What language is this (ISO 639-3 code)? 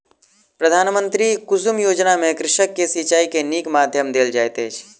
mai